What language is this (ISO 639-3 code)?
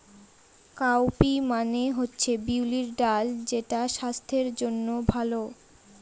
ben